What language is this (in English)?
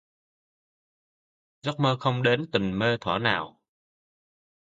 Vietnamese